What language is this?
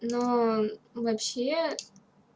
Russian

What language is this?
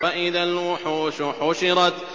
Arabic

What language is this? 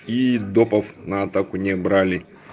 Russian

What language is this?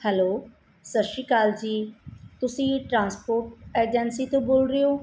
Punjabi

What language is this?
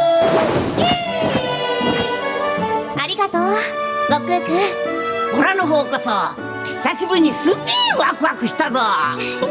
Japanese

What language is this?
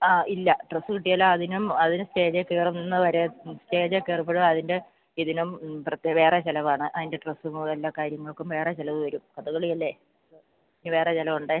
Malayalam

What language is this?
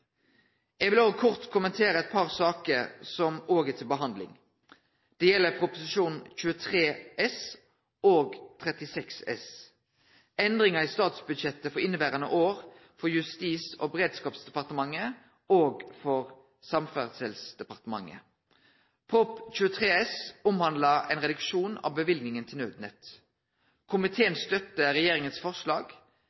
Norwegian Nynorsk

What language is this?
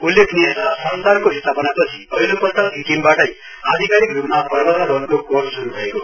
Nepali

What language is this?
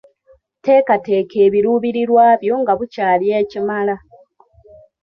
Ganda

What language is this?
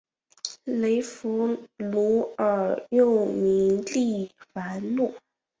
Chinese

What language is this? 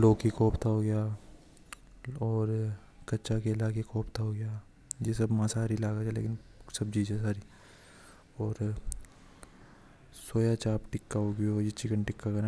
Hadothi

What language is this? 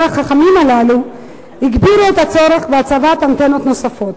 Hebrew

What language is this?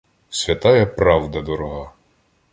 Ukrainian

